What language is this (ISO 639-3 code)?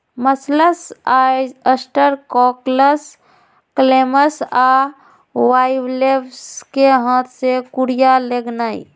mag